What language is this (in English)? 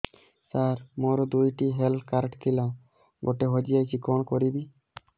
Odia